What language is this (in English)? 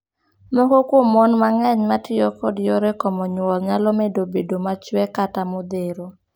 Luo (Kenya and Tanzania)